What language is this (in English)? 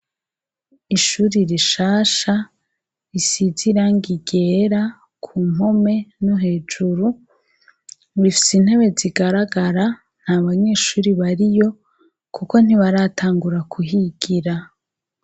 Rundi